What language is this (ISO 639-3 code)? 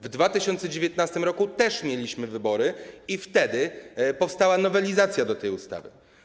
pol